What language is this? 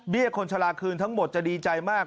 Thai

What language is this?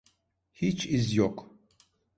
Turkish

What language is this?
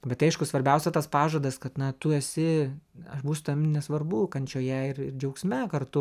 Lithuanian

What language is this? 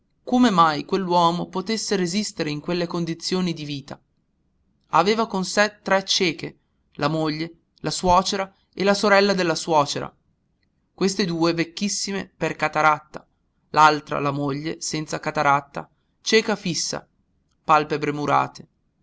Italian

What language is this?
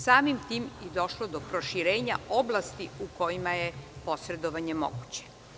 Serbian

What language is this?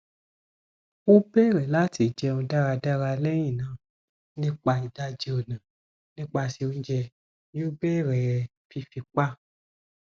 Yoruba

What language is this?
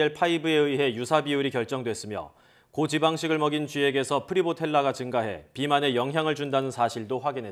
Korean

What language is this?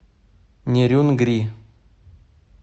Russian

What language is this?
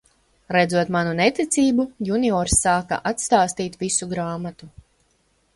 Latvian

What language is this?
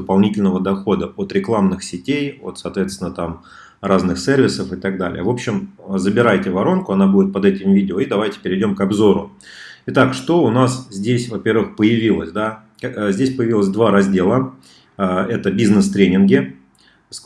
Russian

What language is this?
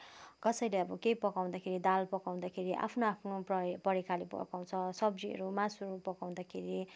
Nepali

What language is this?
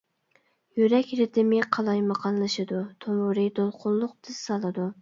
Uyghur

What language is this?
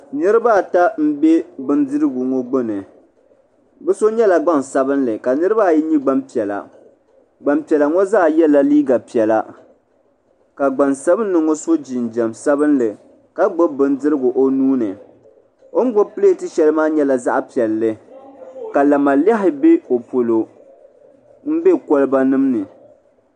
Dagbani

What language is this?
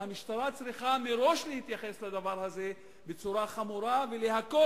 Hebrew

